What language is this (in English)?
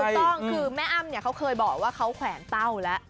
Thai